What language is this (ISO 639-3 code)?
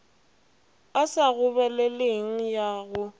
nso